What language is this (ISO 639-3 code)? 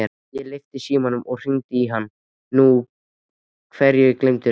isl